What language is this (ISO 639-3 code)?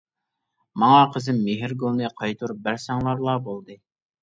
uig